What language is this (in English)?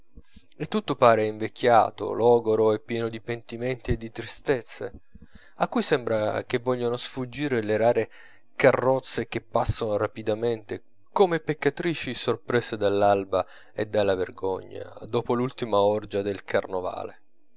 Italian